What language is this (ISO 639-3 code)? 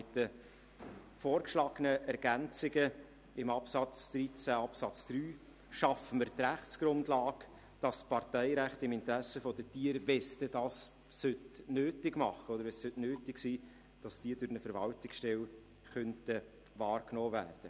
gsw